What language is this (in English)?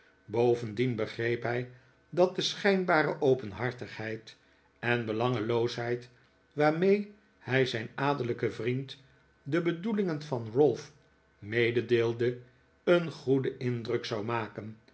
Dutch